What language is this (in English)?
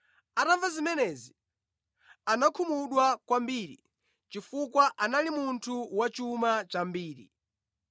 Nyanja